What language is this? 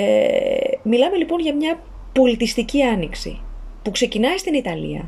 Greek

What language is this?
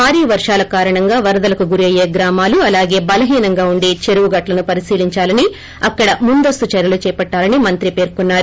Telugu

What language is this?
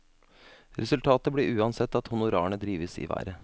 Norwegian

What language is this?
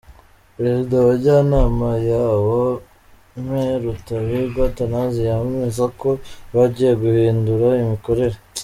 Kinyarwanda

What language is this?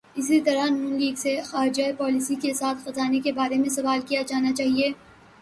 Urdu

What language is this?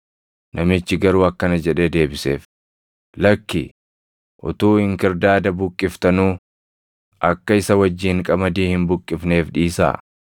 Oromo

